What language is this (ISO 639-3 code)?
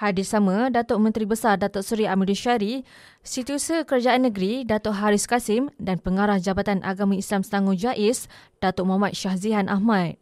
msa